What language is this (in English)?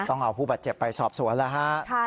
Thai